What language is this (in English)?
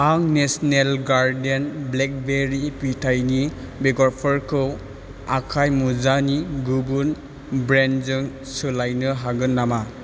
Bodo